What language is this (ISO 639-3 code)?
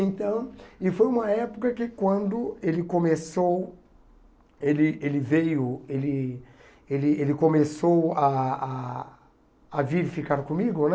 por